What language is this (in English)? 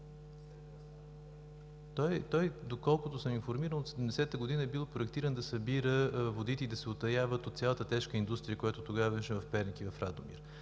Bulgarian